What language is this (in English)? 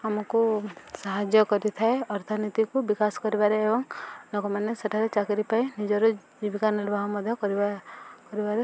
Odia